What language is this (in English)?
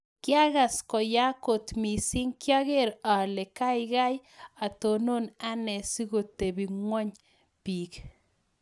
Kalenjin